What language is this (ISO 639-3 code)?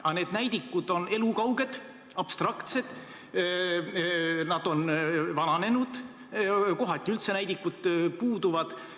est